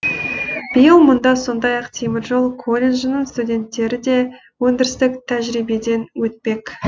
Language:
Kazakh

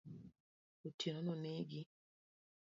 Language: Luo (Kenya and Tanzania)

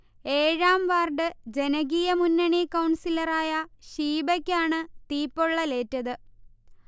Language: Malayalam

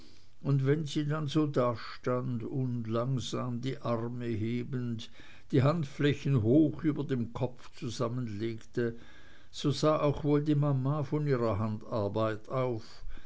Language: German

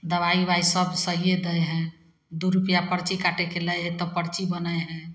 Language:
Maithili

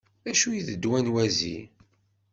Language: Kabyle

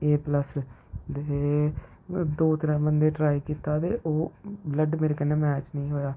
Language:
Dogri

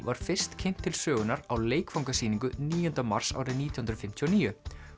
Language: Icelandic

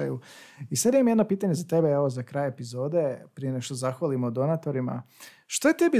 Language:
Croatian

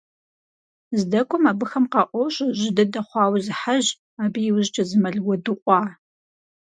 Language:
Kabardian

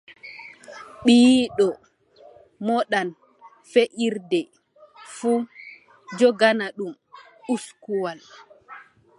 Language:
Adamawa Fulfulde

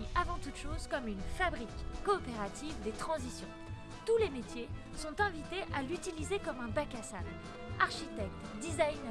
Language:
French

